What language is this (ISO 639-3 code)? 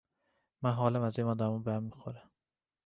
fas